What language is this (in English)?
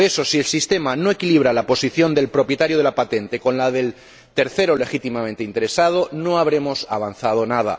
Spanish